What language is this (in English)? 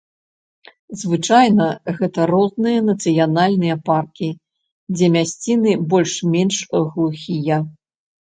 Belarusian